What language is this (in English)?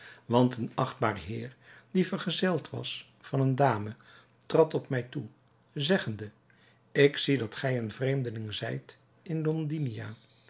Dutch